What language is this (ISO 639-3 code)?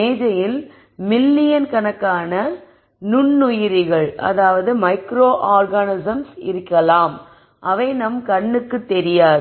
tam